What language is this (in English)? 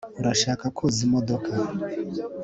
Kinyarwanda